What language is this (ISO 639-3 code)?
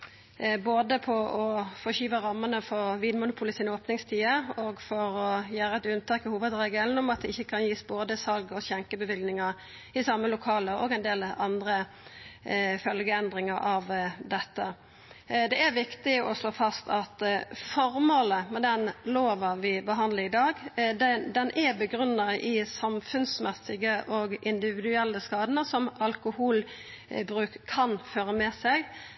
nno